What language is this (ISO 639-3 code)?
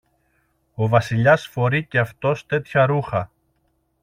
ell